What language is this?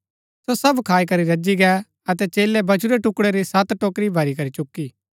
Gaddi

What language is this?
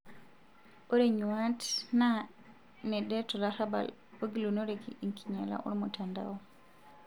Masai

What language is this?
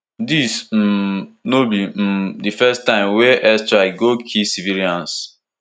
Nigerian Pidgin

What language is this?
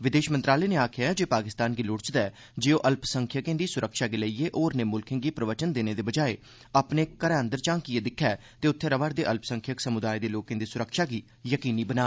Dogri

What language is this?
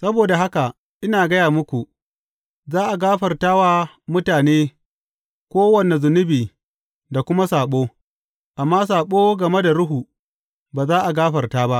Hausa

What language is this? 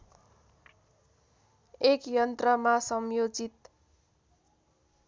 Nepali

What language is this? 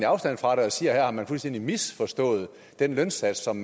Danish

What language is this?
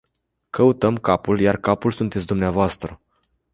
Romanian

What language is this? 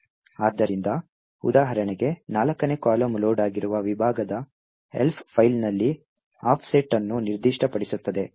Kannada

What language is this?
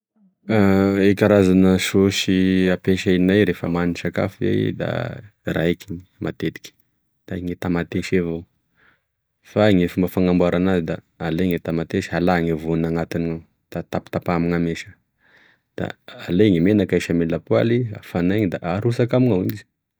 Tesaka Malagasy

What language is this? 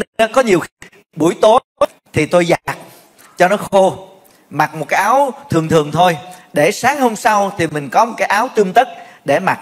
Vietnamese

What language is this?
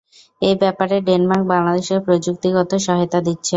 Bangla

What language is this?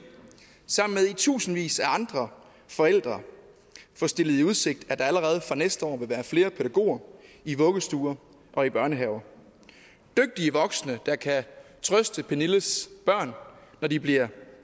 Danish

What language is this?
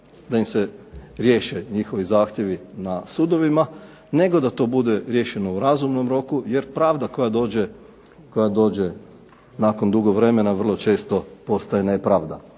Croatian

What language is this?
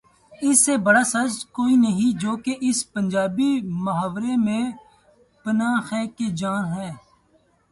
Urdu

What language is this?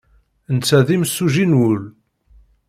Kabyle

